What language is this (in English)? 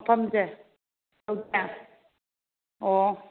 Manipuri